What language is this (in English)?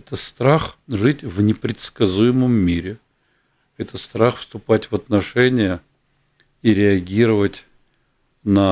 Russian